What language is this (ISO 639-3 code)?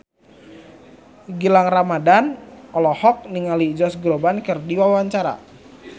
sun